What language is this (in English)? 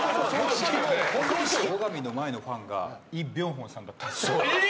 Japanese